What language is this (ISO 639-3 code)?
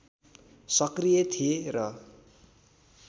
nep